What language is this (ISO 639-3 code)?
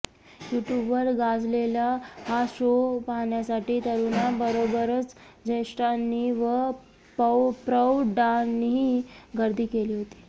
mar